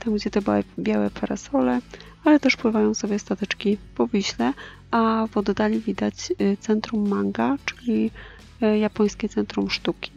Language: Polish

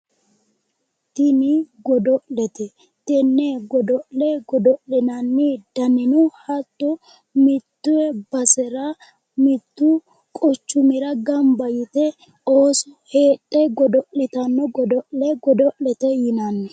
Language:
Sidamo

